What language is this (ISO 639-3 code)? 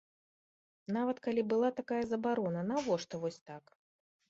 bel